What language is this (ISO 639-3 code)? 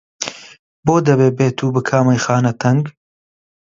ckb